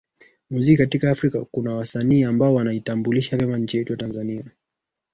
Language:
Swahili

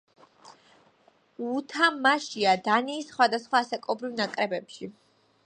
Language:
Georgian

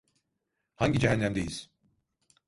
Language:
Turkish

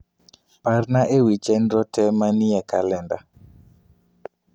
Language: Luo (Kenya and Tanzania)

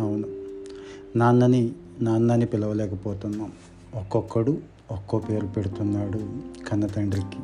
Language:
Telugu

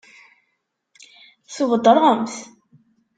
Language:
Kabyle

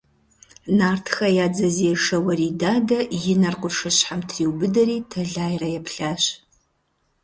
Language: Kabardian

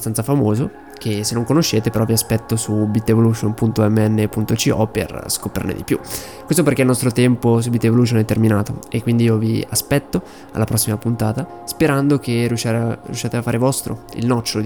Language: Italian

